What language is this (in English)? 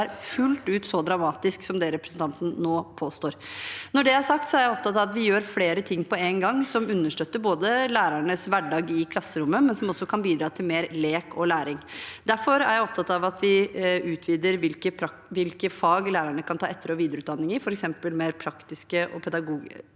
Norwegian